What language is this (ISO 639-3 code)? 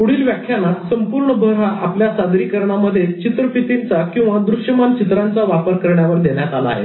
mar